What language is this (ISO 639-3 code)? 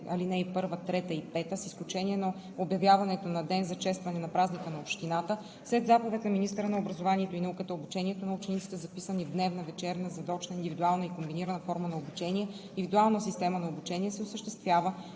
bul